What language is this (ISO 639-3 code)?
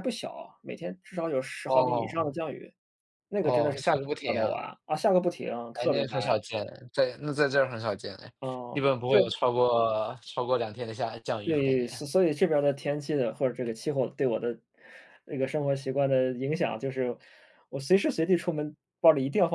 zho